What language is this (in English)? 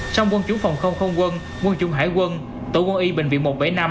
Vietnamese